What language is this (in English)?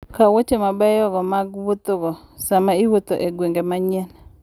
Luo (Kenya and Tanzania)